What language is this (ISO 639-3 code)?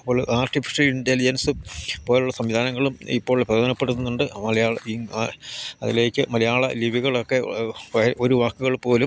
mal